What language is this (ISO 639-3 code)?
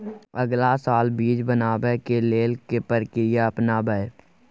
mai